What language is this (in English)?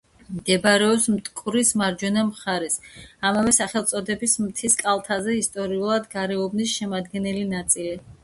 Georgian